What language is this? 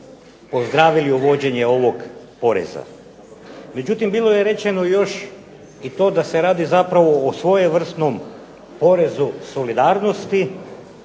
Croatian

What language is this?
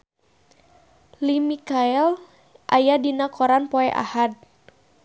Sundanese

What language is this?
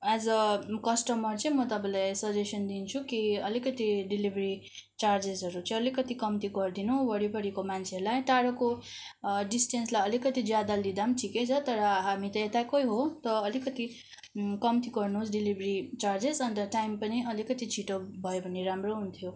Nepali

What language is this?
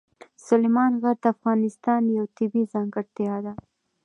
Pashto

